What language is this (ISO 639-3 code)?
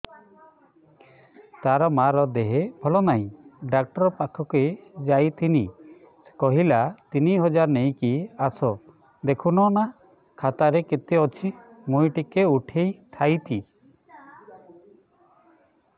ori